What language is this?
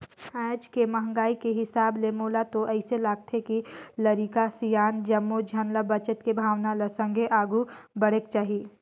Chhattisgarhi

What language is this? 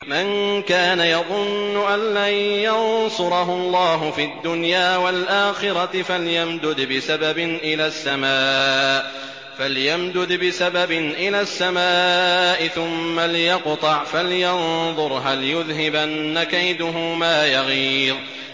Arabic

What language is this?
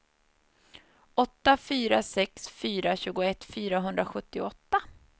Swedish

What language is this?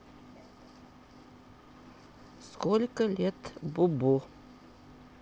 Russian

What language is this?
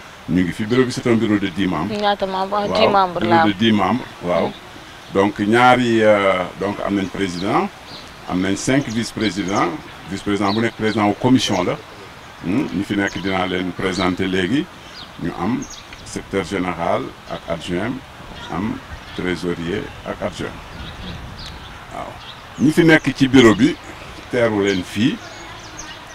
French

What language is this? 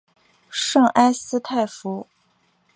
Chinese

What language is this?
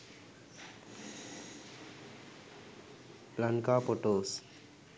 Sinhala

